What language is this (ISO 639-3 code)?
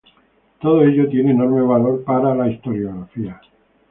spa